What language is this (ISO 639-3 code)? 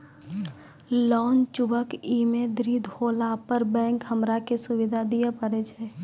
mai